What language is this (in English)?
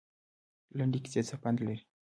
Pashto